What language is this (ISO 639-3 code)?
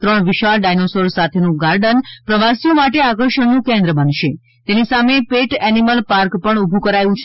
guj